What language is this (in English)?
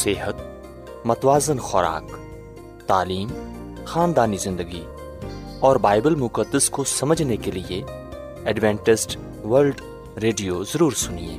Urdu